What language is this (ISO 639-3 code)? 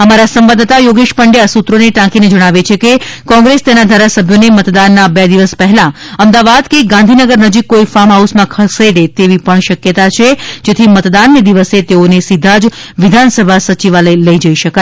guj